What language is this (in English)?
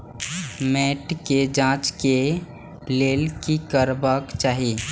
Maithili